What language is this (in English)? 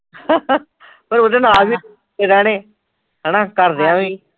Punjabi